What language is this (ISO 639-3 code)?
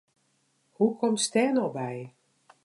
fry